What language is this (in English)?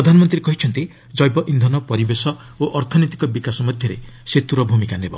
Odia